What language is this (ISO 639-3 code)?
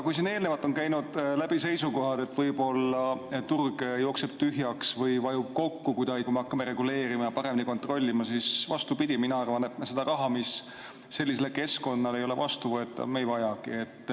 est